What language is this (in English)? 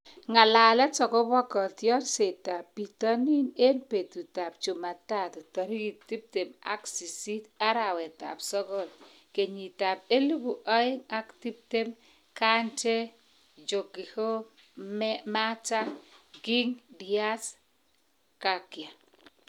Kalenjin